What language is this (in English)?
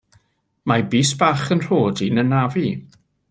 Welsh